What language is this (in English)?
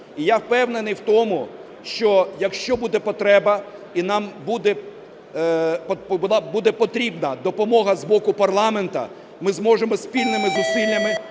Ukrainian